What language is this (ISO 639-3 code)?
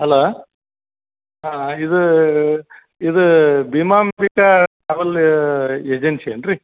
kan